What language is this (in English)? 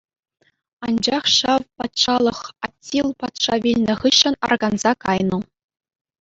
Chuvash